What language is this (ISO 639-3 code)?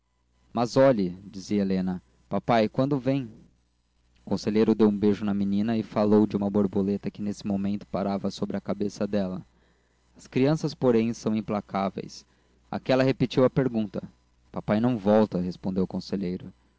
por